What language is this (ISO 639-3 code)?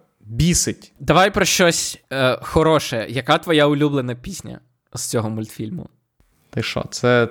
ukr